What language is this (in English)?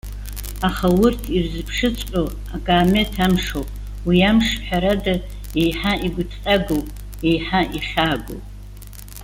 Abkhazian